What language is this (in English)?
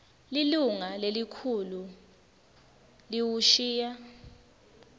Swati